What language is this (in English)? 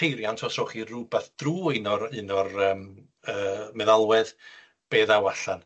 Welsh